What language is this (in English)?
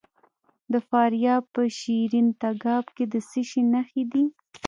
Pashto